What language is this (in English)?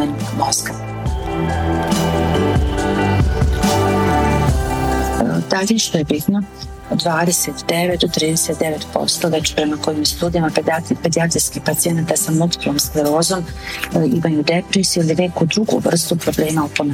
Croatian